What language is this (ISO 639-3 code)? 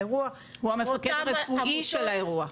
heb